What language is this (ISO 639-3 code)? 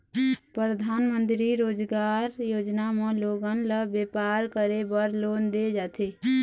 hne